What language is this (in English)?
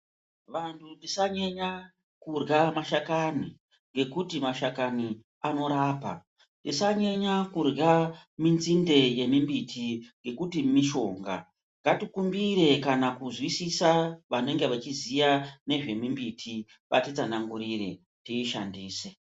Ndau